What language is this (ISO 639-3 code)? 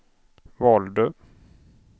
swe